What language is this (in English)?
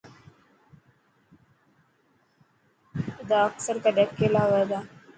Dhatki